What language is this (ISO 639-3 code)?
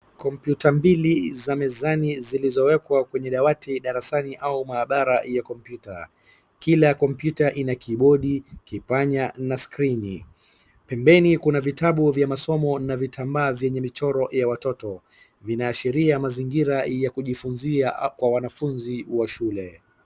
swa